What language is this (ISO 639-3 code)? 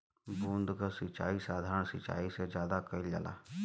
bho